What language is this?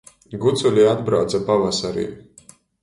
Latgalian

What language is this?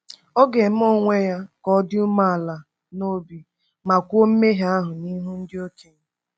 Igbo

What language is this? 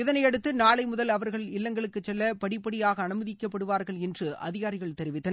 Tamil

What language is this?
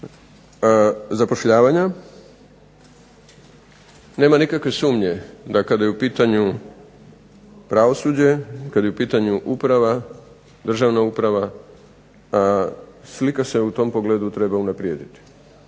Croatian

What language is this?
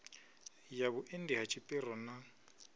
Venda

